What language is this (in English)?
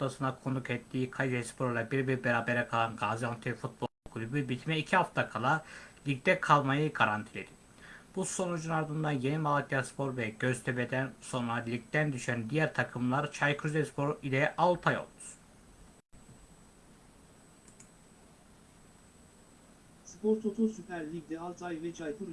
Turkish